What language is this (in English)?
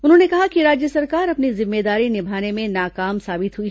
Hindi